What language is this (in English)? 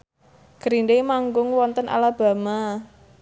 Javanese